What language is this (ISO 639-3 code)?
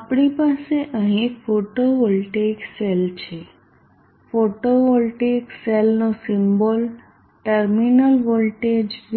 guj